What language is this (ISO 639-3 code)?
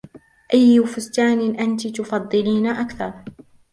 ara